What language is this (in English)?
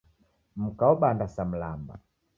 Taita